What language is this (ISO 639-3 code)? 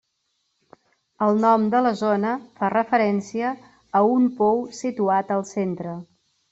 cat